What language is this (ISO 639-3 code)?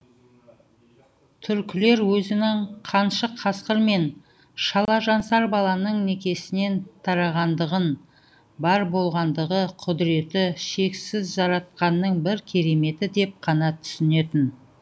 kaz